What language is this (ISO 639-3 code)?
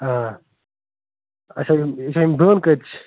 kas